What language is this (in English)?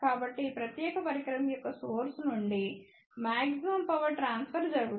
Telugu